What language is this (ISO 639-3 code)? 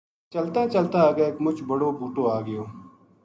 gju